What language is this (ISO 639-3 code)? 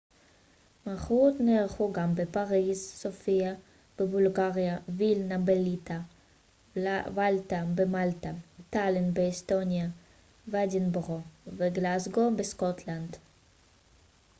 heb